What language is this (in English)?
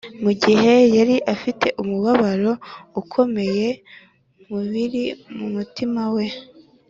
Kinyarwanda